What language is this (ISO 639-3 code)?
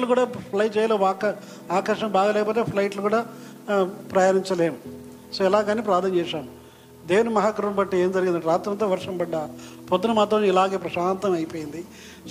tel